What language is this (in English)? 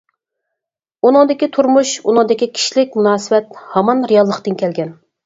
Uyghur